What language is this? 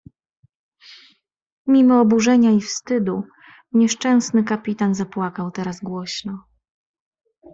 Polish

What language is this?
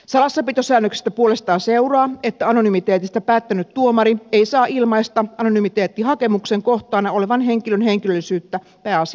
Finnish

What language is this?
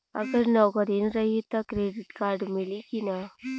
Bhojpuri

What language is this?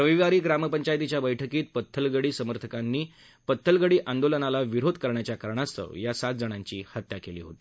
Marathi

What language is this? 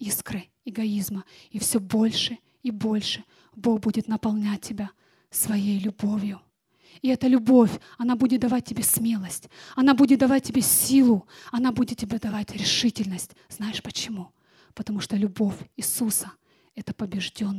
Russian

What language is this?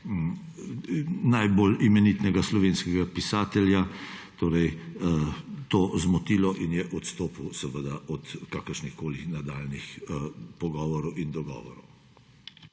Slovenian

